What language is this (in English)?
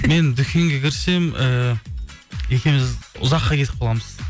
Kazakh